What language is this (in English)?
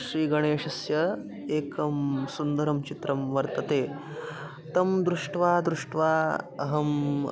Sanskrit